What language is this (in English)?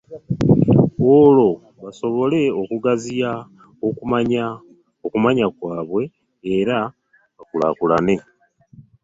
Ganda